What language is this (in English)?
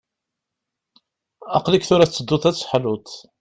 Kabyle